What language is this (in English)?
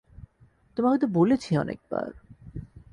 Bangla